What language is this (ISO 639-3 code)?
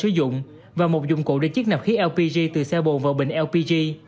vie